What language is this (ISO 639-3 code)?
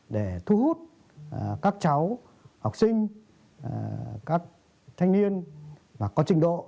vie